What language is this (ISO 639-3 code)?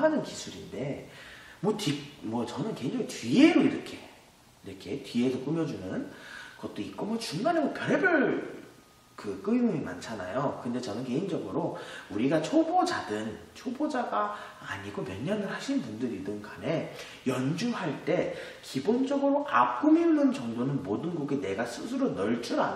kor